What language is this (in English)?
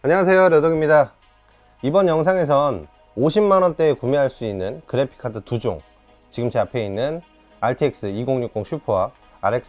Korean